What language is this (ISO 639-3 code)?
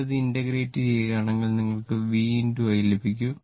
mal